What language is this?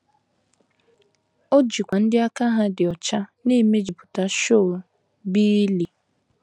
Igbo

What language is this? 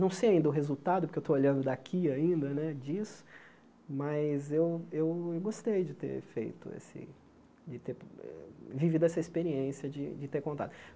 Portuguese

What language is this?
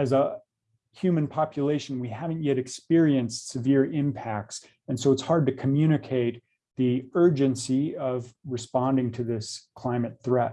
English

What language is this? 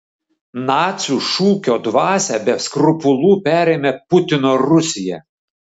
Lithuanian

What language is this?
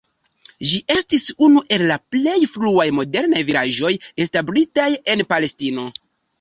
Esperanto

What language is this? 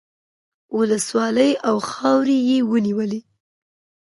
Pashto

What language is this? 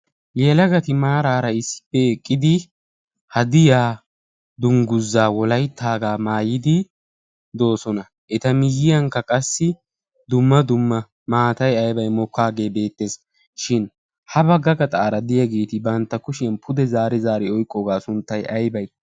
Wolaytta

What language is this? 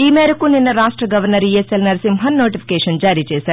Telugu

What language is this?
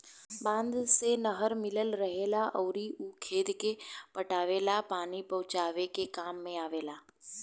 Bhojpuri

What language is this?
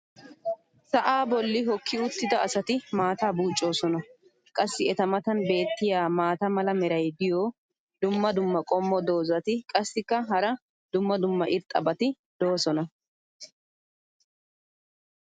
Wolaytta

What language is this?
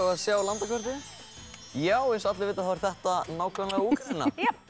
Icelandic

